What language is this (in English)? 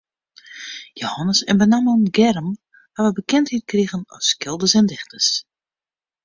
Western Frisian